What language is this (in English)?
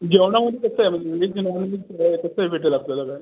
Marathi